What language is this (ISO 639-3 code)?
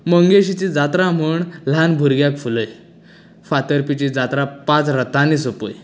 kok